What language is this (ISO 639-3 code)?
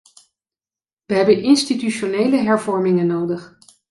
nld